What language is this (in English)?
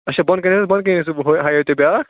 Kashmiri